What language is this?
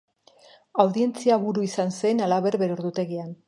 Basque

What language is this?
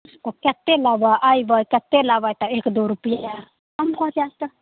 Maithili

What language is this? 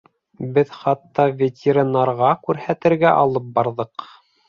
Bashkir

